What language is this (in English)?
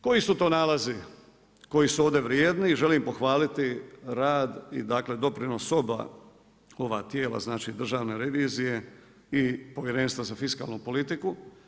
Croatian